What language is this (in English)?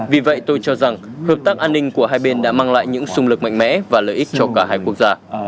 Vietnamese